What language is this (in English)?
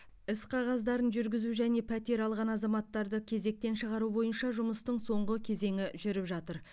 Kazakh